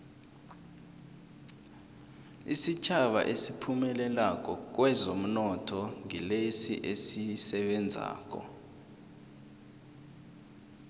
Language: South Ndebele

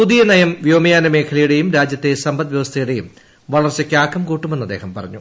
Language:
Malayalam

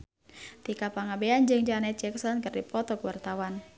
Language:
Sundanese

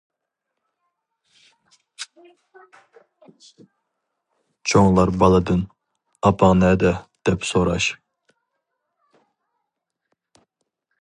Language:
Uyghur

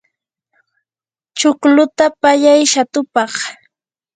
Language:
Yanahuanca Pasco Quechua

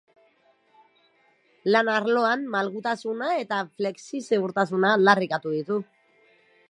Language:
Basque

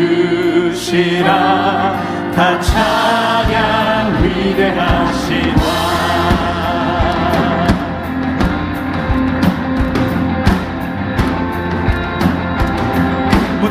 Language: Korean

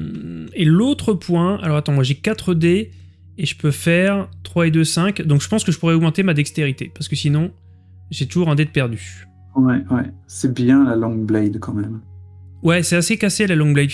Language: French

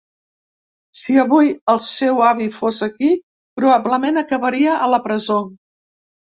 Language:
Catalan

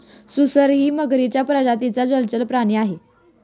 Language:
Marathi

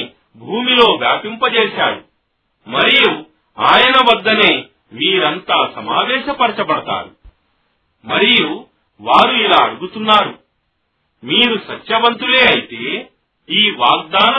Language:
Telugu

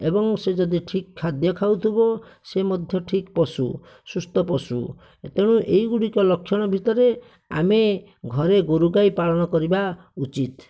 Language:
Odia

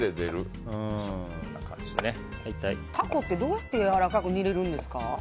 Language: Japanese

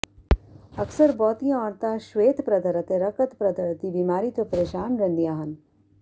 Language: Punjabi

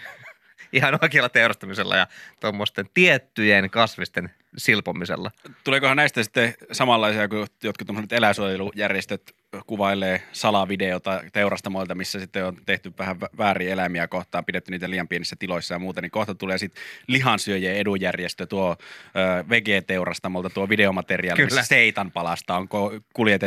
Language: Finnish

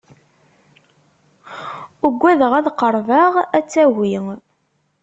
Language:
Kabyle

